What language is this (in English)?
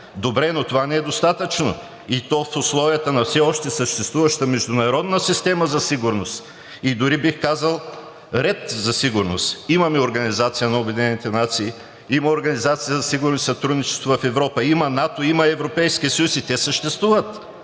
Bulgarian